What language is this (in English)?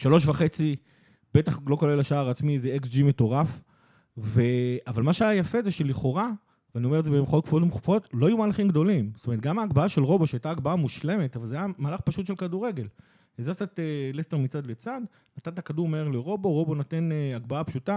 Hebrew